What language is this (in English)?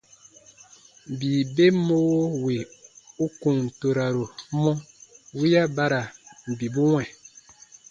Baatonum